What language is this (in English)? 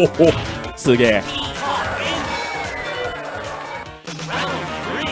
Japanese